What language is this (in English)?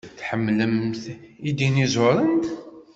Kabyle